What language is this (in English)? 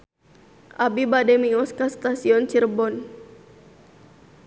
Sundanese